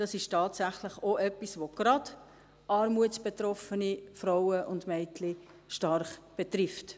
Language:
Swiss German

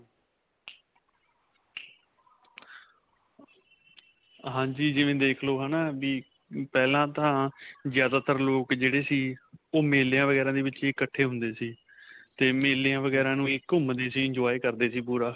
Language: Punjabi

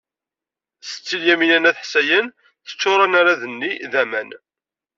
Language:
Kabyle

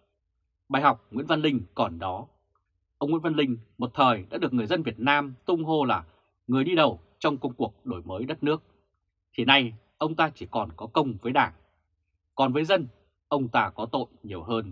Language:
Vietnamese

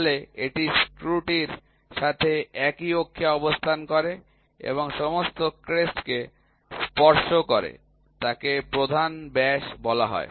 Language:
Bangla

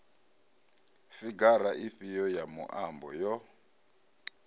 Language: Venda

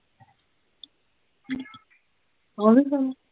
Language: Punjabi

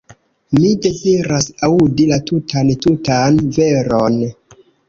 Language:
Esperanto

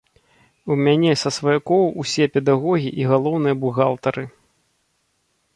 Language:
Belarusian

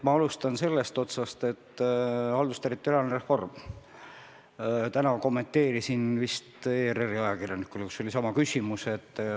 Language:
Estonian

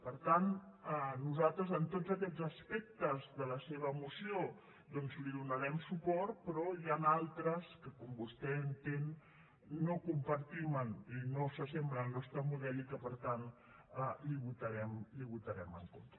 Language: Catalan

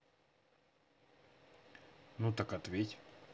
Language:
Russian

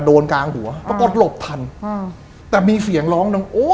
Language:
Thai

